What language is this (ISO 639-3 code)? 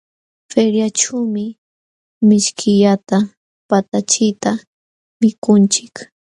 qxw